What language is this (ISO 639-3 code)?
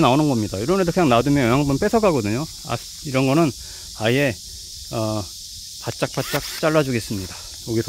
kor